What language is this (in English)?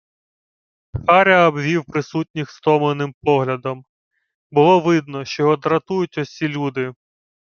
Ukrainian